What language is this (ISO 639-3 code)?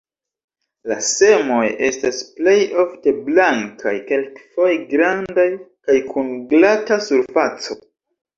epo